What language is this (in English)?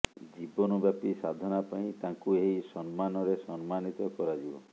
Odia